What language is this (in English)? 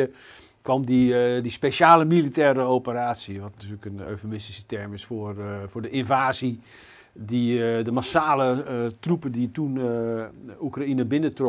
Dutch